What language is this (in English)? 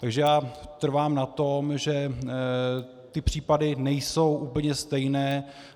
Czech